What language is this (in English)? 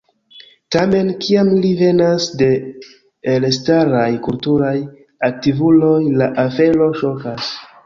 Esperanto